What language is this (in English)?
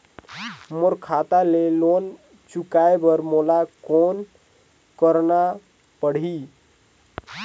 Chhattisgarhi